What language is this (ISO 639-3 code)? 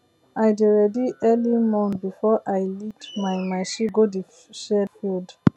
pcm